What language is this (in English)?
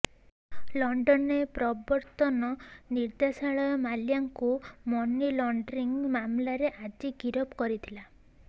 Odia